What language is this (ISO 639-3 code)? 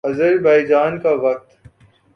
urd